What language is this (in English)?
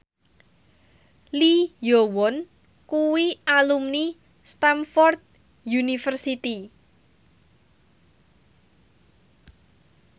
Javanese